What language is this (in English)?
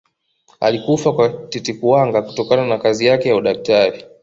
Swahili